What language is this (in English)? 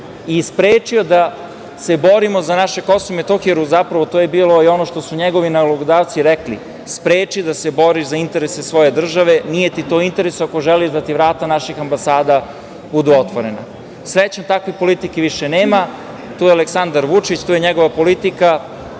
Serbian